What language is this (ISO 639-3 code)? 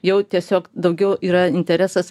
lit